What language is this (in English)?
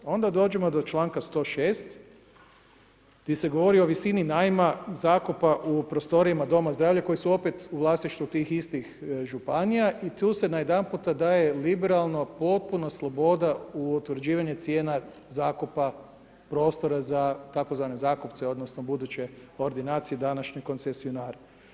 Croatian